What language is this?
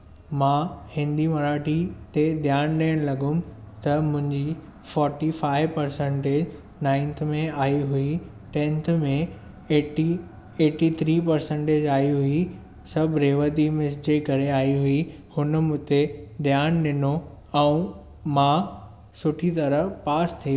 Sindhi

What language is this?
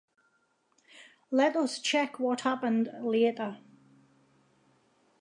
English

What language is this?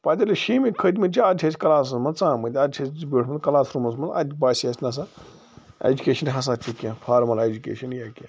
Kashmiri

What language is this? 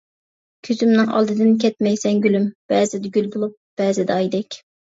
Uyghur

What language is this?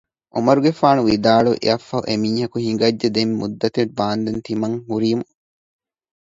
Divehi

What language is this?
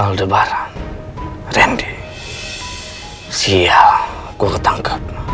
Indonesian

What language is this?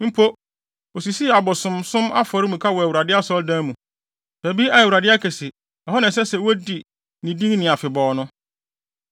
Akan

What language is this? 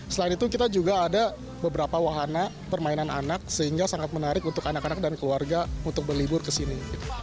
Indonesian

